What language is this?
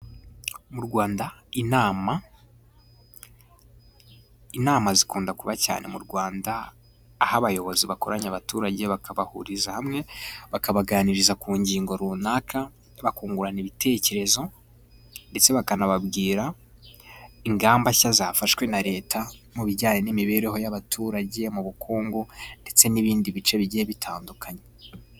Kinyarwanda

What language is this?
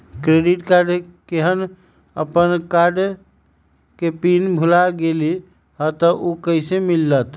Magahi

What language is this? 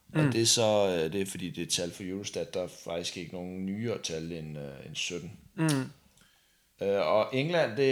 Danish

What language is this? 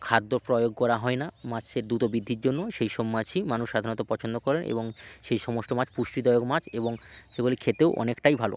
Bangla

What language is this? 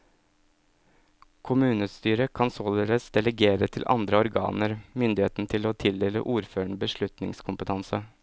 Norwegian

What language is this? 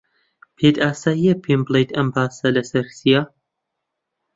Central Kurdish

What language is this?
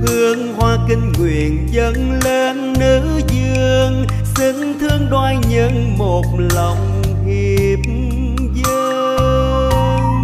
Vietnamese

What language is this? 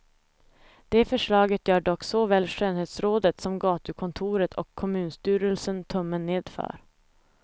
Swedish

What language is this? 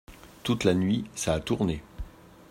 French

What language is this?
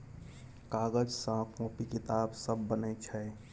Maithili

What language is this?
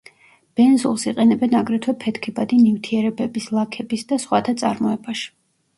Georgian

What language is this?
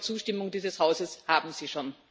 German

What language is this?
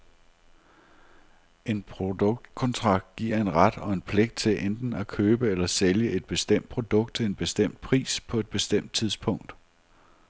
Danish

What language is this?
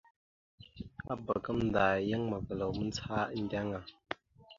Mada (Cameroon)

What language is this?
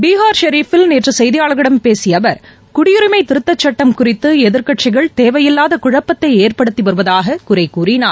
Tamil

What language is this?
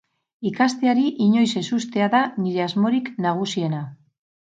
Basque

